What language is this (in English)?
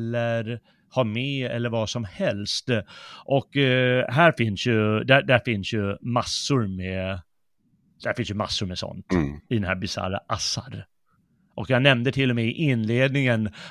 Swedish